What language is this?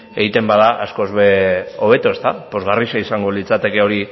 Basque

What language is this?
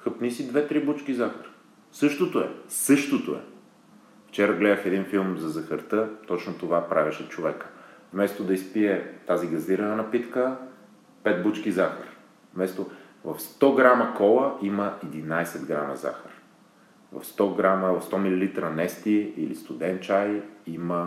Bulgarian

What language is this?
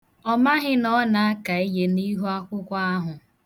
Igbo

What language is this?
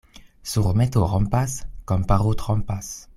Esperanto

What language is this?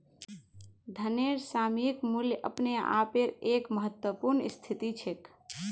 Magahi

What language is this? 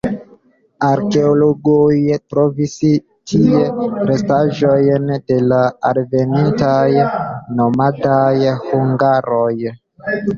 Esperanto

